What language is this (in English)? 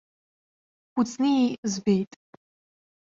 Abkhazian